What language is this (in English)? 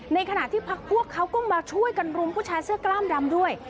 Thai